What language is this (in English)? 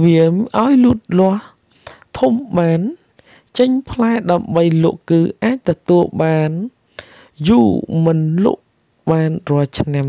Vietnamese